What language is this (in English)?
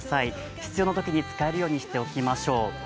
Japanese